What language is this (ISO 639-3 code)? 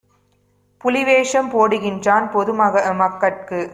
tam